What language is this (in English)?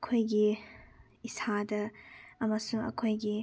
Manipuri